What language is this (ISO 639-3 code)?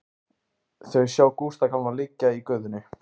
isl